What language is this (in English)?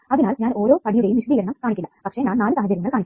Malayalam